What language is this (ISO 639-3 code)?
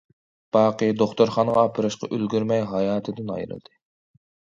uig